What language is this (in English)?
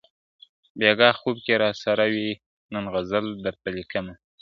Pashto